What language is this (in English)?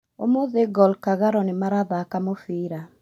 Kikuyu